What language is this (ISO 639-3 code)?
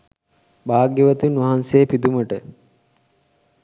sin